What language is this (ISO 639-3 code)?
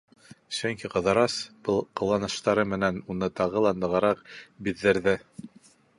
bak